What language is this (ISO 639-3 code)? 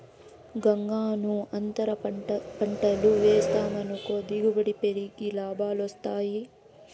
tel